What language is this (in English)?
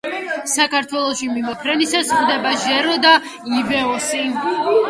Georgian